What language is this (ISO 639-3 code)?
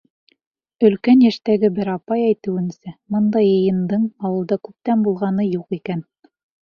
bak